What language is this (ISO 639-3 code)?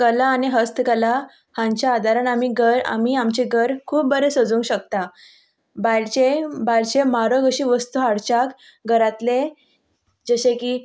kok